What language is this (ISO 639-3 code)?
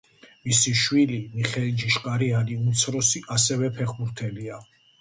kat